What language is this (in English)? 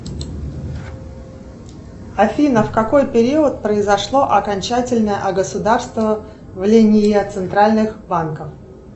Russian